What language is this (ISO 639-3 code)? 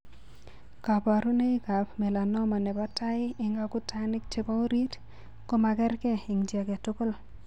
kln